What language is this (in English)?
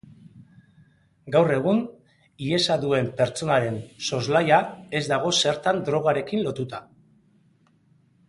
Basque